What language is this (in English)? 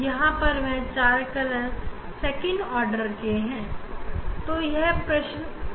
Hindi